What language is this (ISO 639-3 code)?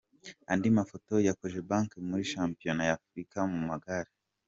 kin